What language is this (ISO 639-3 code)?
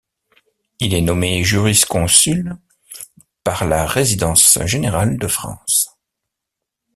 fra